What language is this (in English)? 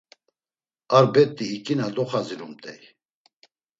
Laz